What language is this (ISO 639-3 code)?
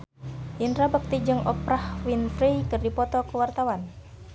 sun